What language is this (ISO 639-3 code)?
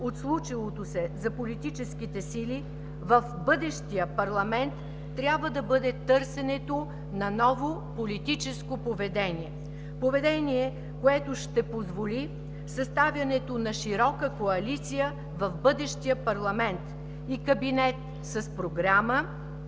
bul